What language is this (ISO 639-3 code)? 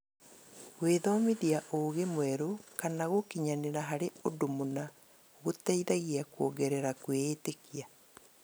kik